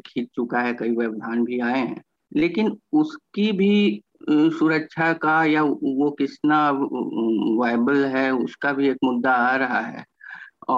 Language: Hindi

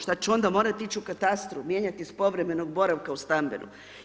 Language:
Croatian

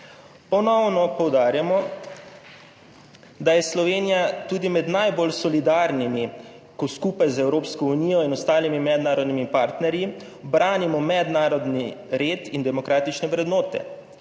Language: Slovenian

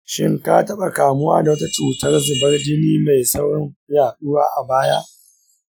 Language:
Hausa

